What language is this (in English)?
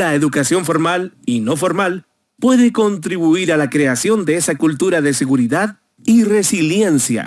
Spanish